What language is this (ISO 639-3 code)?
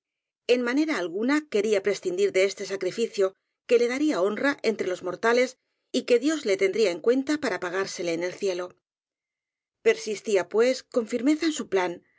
spa